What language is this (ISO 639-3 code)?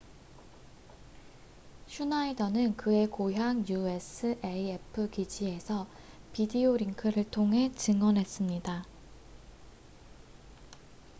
kor